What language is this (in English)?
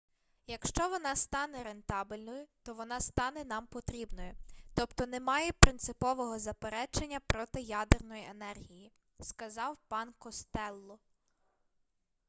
Ukrainian